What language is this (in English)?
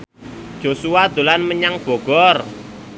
Javanese